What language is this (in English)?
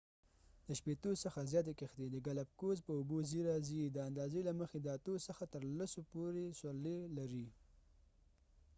Pashto